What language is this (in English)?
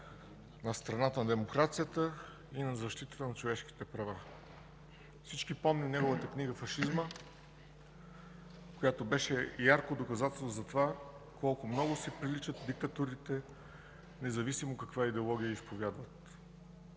Bulgarian